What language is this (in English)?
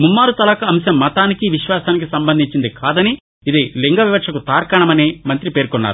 Telugu